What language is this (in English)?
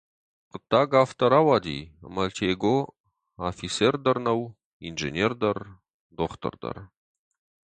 Ossetic